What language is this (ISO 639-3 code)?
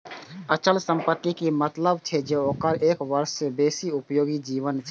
mai